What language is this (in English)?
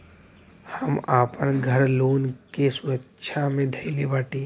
Bhojpuri